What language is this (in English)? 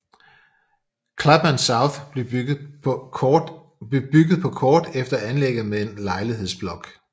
Danish